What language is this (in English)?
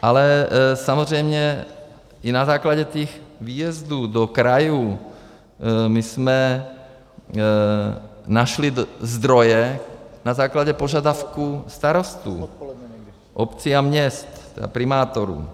Czech